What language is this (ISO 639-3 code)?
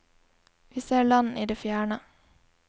nor